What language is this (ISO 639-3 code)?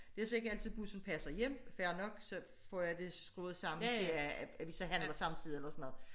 dan